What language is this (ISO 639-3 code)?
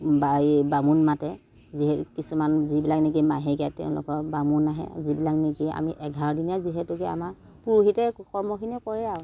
asm